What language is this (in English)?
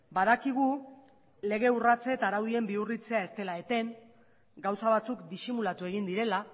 Basque